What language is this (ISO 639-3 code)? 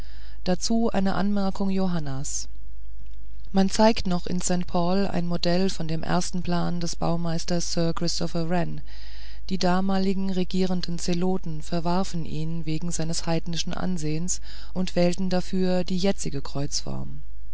deu